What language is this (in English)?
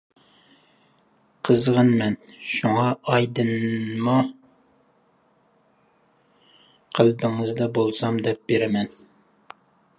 Uyghur